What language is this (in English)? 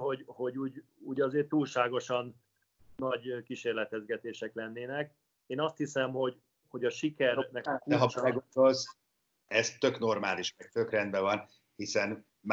Hungarian